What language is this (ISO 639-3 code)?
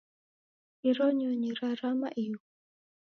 dav